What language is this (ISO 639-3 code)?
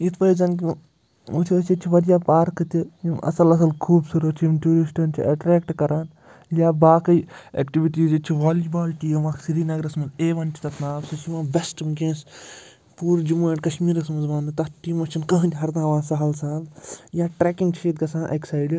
kas